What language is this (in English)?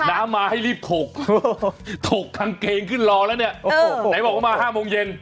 Thai